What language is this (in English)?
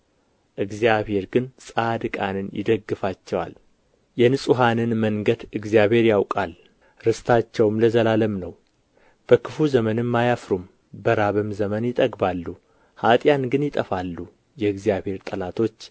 Amharic